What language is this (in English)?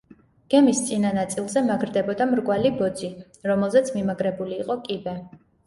Georgian